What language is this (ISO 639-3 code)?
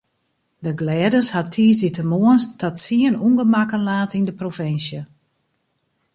fry